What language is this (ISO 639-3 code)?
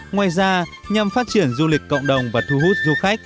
vie